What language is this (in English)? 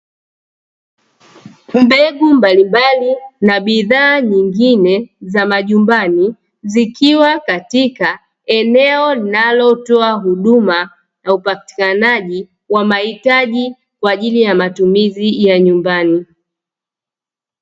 Swahili